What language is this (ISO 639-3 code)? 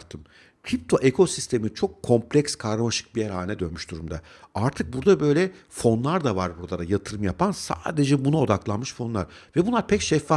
tur